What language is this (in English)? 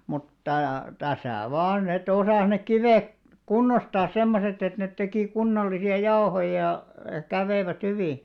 Finnish